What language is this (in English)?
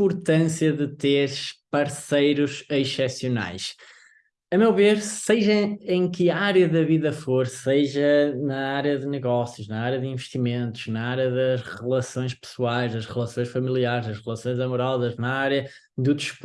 Portuguese